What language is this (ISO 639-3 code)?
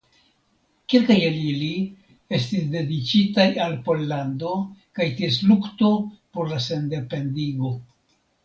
epo